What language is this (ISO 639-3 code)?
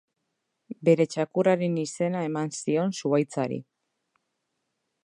eus